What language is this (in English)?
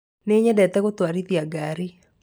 Kikuyu